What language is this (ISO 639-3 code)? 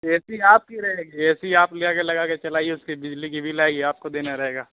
urd